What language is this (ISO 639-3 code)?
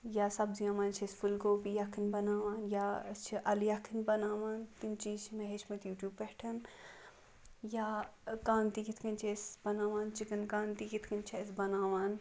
kas